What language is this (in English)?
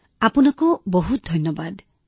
Assamese